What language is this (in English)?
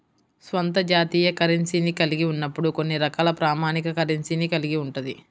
Telugu